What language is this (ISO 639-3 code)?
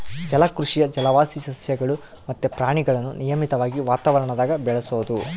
kan